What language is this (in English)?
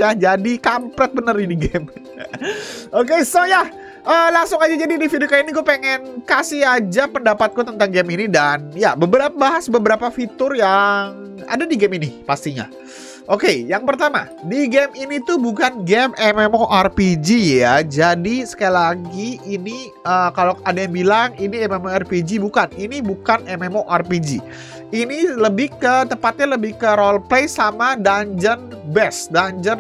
Indonesian